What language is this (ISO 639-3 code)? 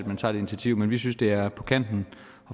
dan